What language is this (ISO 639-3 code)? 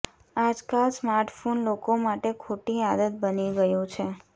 guj